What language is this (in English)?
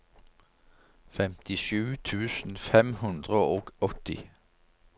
Norwegian